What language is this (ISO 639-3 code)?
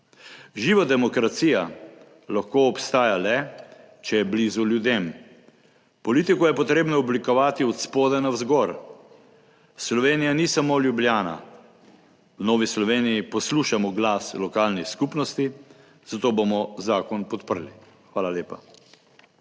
slv